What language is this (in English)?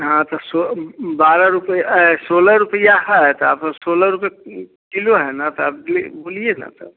Hindi